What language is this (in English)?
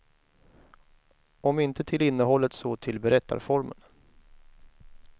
Swedish